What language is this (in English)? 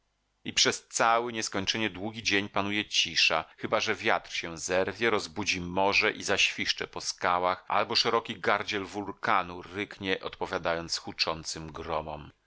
Polish